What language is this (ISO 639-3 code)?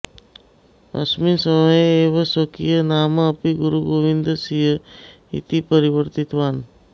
san